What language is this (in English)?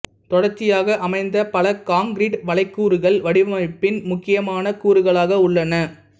Tamil